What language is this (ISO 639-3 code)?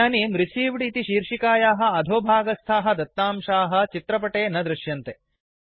san